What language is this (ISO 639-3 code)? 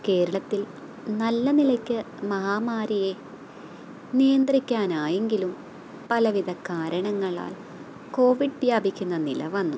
mal